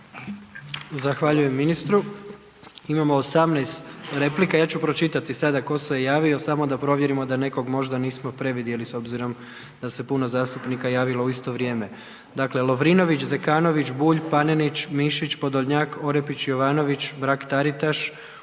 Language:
Croatian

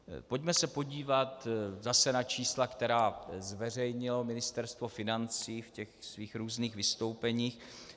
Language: Czech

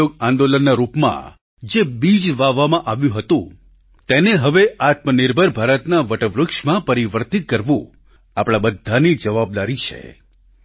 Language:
Gujarati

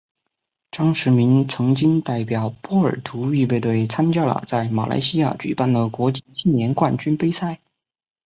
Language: Chinese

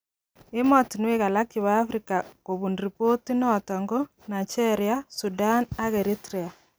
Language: Kalenjin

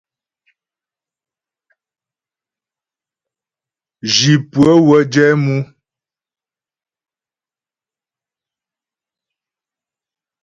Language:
Ghomala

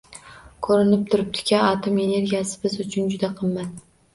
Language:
Uzbek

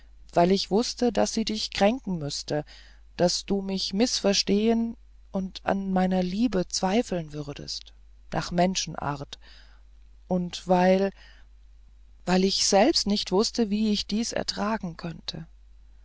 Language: German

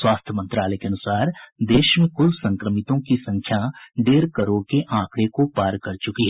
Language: Hindi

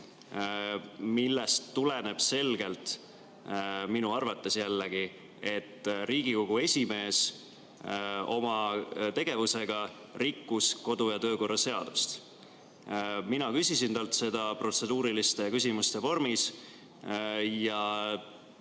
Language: Estonian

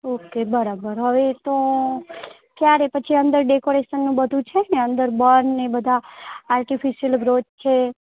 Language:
Gujarati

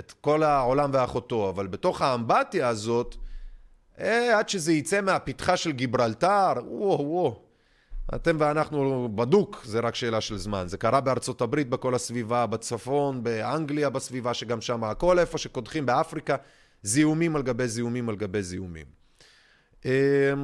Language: Hebrew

